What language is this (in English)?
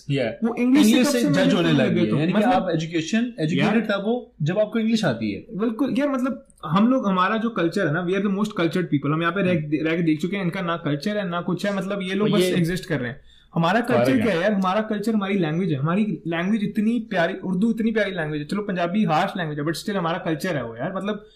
Hindi